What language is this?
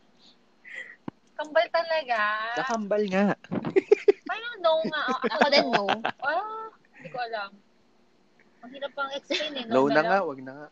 Filipino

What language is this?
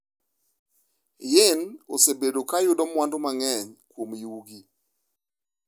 Luo (Kenya and Tanzania)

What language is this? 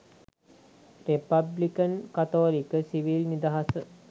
Sinhala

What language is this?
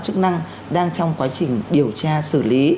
Vietnamese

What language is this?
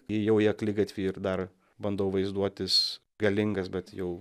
Lithuanian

